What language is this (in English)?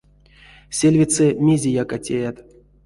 Erzya